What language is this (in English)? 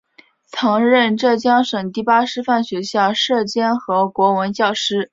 Chinese